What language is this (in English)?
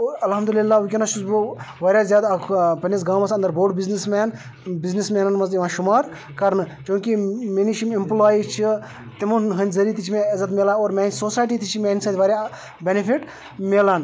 Kashmiri